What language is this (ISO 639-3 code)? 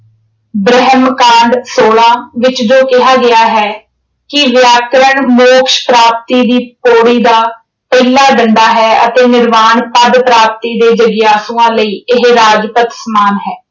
pan